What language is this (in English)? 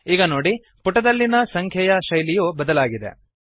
Kannada